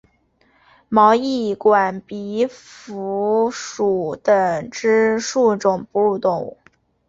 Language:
Chinese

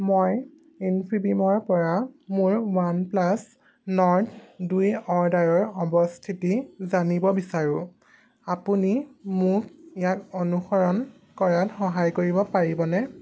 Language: Assamese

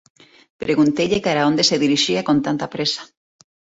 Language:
Galician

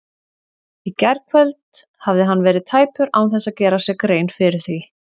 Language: Icelandic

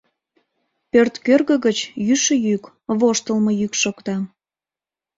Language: Mari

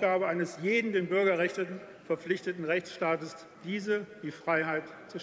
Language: German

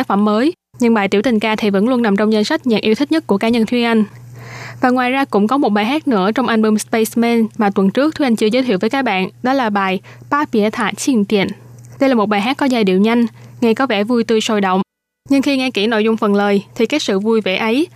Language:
Vietnamese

